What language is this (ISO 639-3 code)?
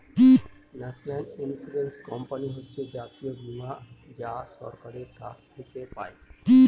ben